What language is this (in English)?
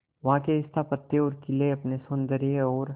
Hindi